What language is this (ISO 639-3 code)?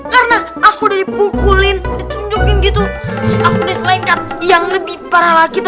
ind